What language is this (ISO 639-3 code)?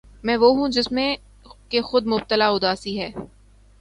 urd